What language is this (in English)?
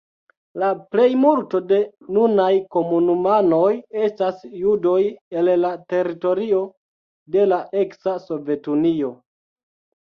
Esperanto